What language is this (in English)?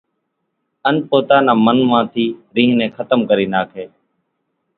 Kachi Koli